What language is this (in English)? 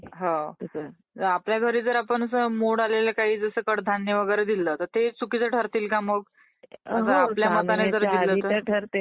Marathi